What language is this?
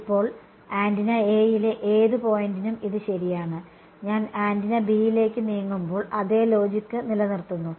Malayalam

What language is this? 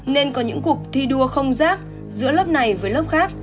Vietnamese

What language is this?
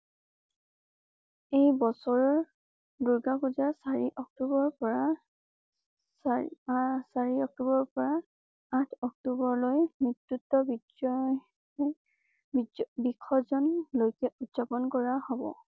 Assamese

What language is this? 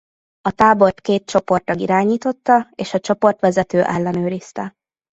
Hungarian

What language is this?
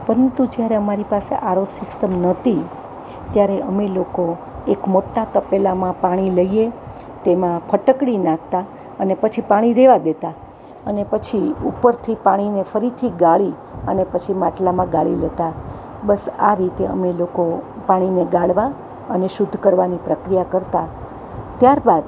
Gujarati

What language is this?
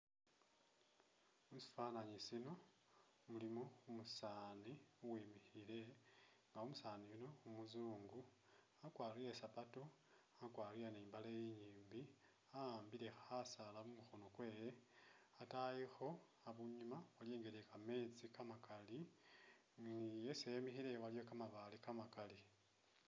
Masaaba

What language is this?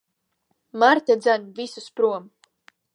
Latvian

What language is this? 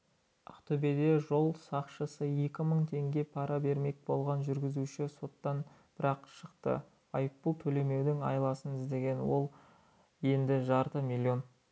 Kazakh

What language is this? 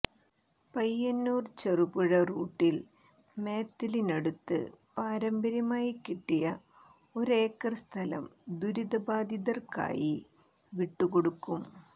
Malayalam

